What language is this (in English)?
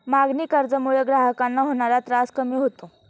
Marathi